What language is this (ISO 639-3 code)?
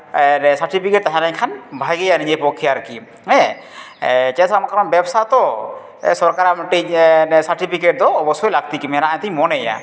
sat